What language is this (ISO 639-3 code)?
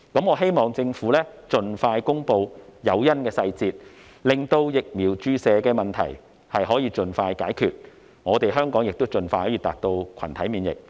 yue